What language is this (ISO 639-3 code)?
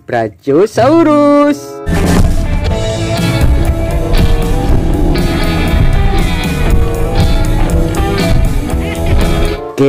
ind